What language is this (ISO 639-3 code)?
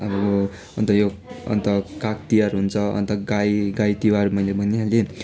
nep